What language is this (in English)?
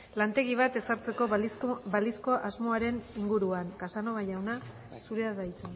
Basque